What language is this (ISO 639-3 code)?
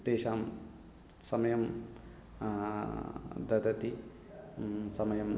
san